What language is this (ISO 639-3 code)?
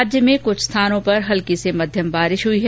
hin